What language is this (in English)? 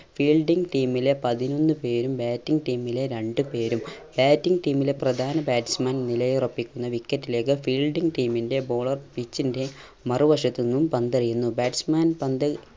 Malayalam